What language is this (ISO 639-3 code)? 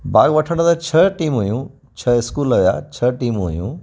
snd